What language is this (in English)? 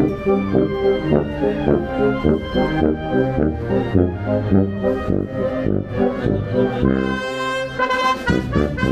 Italian